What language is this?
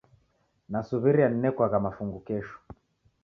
Taita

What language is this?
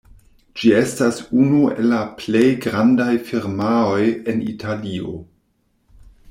Esperanto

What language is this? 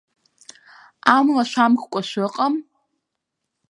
Abkhazian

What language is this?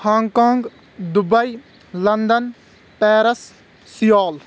Kashmiri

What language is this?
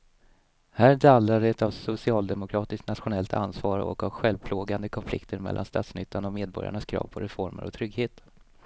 Swedish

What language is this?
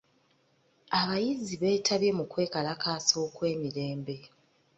Ganda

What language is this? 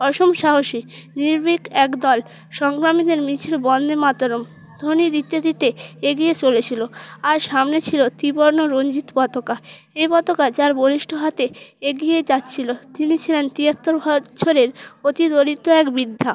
Bangla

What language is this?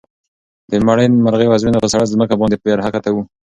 Pashto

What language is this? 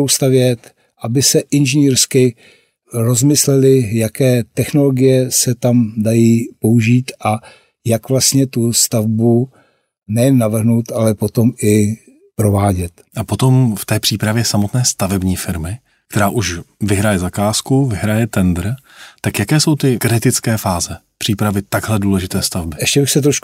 Czech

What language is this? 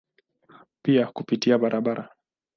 Swahili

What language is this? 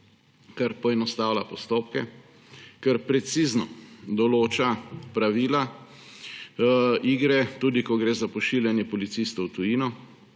Slovenian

